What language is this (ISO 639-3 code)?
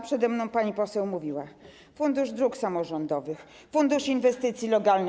pol